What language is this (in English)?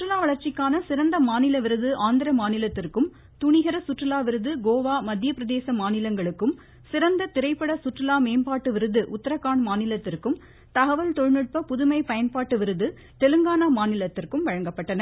Tamil